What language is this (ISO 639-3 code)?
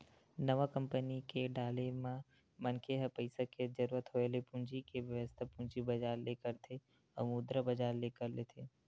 hne